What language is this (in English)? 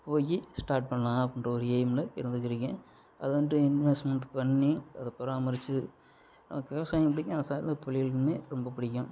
Tamil